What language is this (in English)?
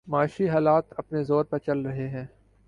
Urdu